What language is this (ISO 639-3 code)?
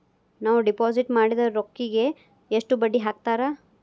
kan